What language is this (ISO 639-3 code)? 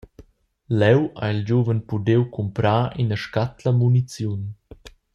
roh